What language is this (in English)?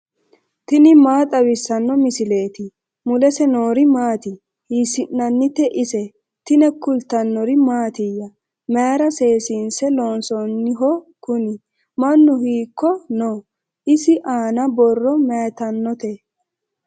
Sidamo